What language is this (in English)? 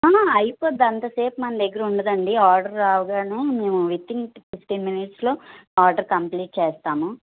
Telugu